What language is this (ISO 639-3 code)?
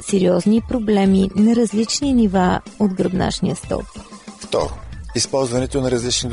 bul